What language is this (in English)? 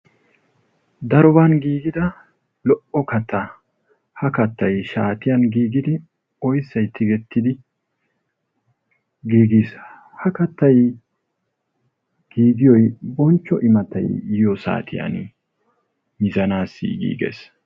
Wolaytta